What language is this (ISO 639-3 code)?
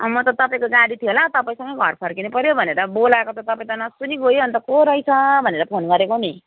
nep